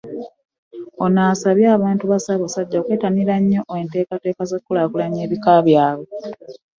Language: Ganda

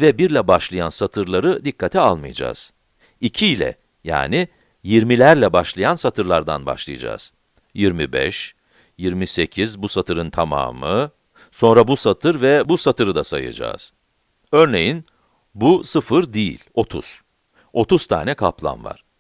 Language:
Turkish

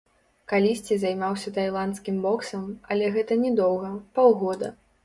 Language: Belarusian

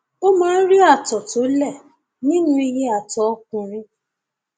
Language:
Yoruba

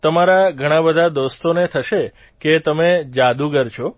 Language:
Gujarati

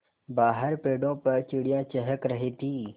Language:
Hindi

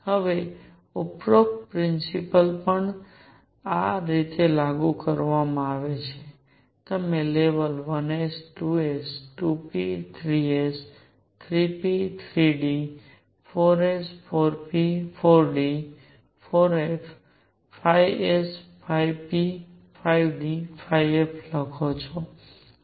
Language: Gujarati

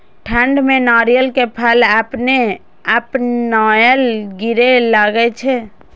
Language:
Maithili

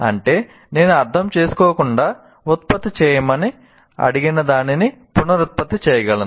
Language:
Telugu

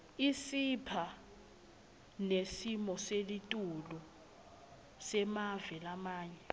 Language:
Swati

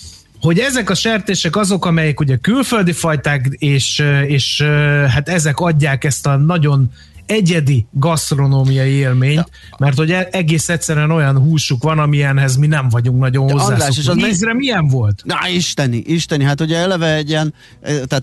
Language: Hungarian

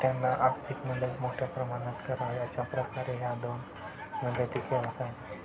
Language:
Marathi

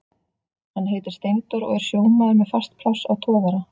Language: Icelandic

